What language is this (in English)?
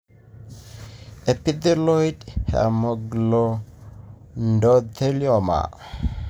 Masai